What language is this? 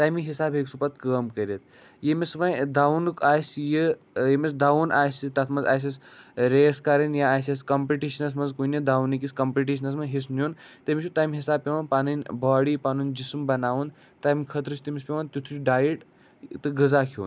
Kashmiri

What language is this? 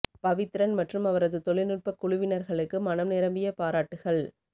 Tamil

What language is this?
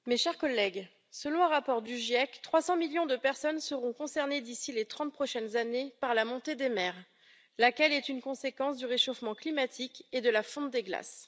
French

